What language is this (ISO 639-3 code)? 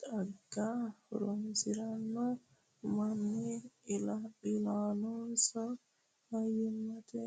sid